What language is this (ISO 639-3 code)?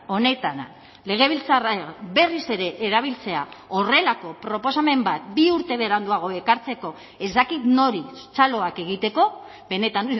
eus